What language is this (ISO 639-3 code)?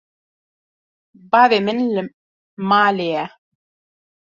kur